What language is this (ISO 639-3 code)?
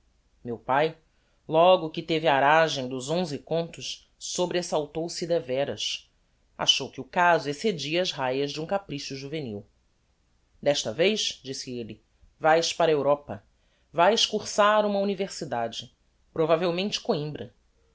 por